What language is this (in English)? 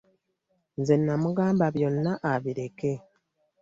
Ganda